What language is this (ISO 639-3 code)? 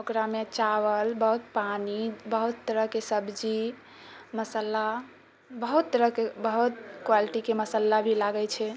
mai